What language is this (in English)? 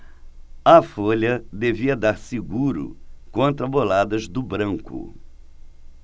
Portuguese